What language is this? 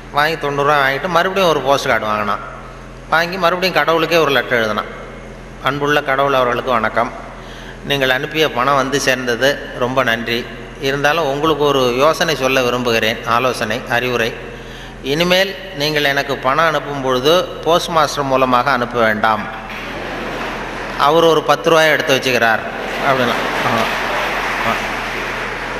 Tamil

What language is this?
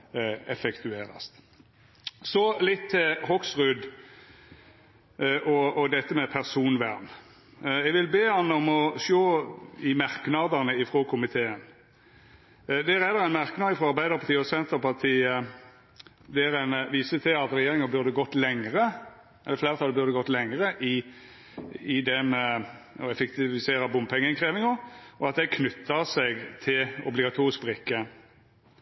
Norwegian Nynorsk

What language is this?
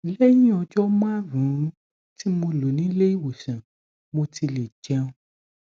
Yoruba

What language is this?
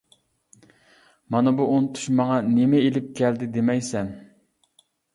Uyghur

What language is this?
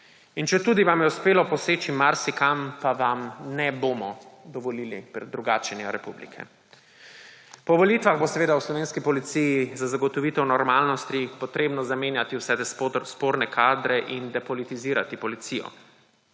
Slovenian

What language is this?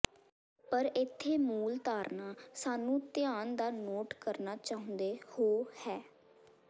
Punjabi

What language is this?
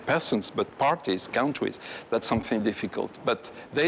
Thai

